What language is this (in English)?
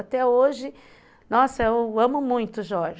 Portuguese